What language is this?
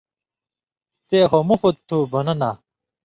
Indus Kohistani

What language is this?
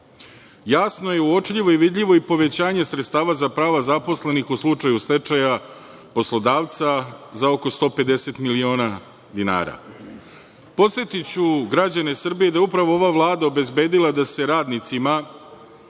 Serbian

